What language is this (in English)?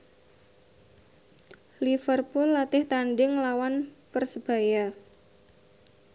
Javanese